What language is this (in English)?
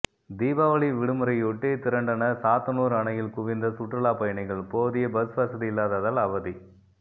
Tamil